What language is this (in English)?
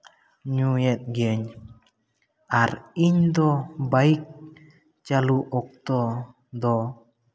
Santali